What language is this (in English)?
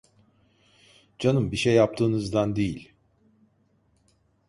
Turkish